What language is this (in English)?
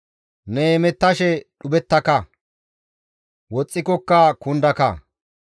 Gamo